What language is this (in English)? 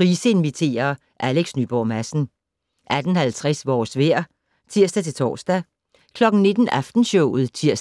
Danish